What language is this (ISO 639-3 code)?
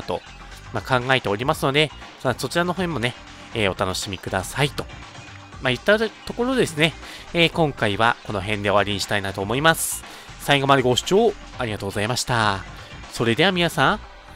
jpn